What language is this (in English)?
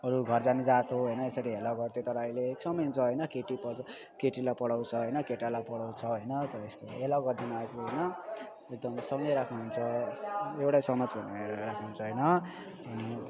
Nepali